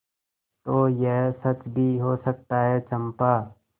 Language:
Hindi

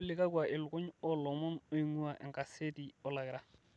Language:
Masai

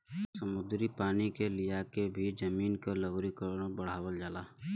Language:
Bhojpuri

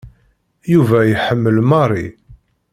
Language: Kabyle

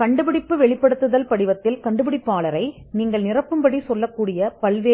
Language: Tamil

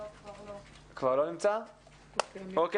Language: Hebrew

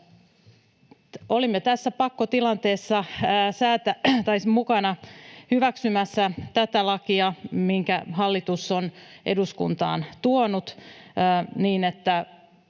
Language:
Finnish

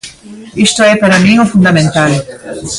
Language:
Galician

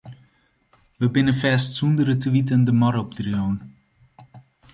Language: Western Frisian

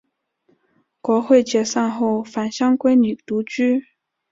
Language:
Chinese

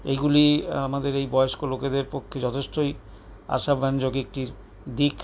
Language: Bangla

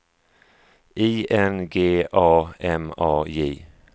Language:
Swedish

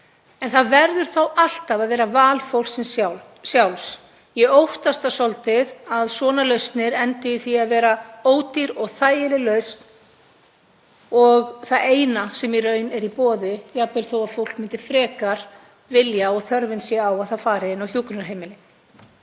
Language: Icelandic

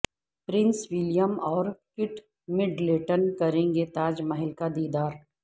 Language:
Urdu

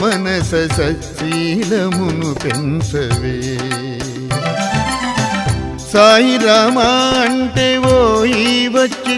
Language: Romanian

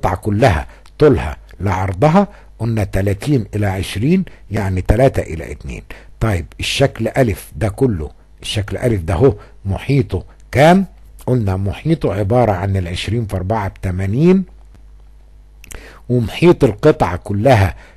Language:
Arabic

